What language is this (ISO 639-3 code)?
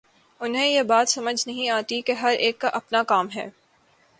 urd